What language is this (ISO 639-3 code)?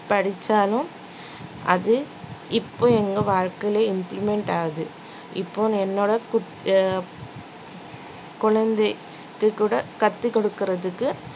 tam